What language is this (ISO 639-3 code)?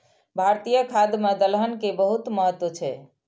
mai